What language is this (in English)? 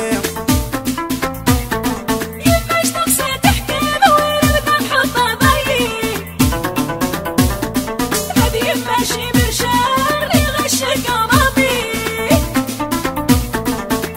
Arabic